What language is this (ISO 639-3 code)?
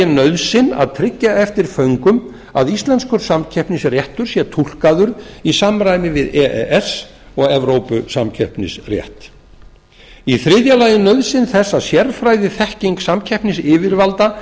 isl